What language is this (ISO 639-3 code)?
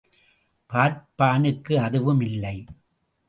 tam